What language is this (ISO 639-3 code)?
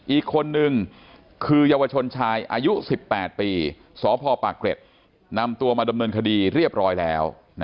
tha